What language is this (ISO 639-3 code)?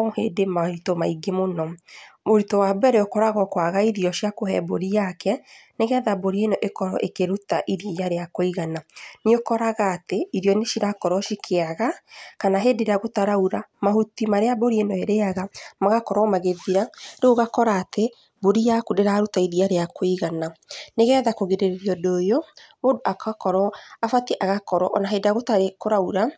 kik